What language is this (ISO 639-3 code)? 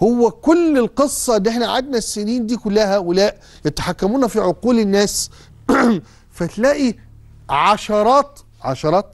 ara